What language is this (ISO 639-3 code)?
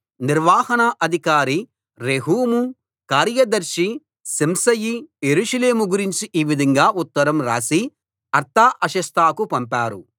tel